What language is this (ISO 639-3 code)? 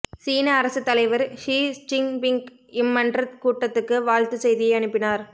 tam